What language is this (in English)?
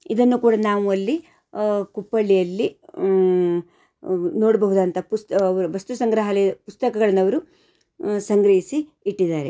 Kannada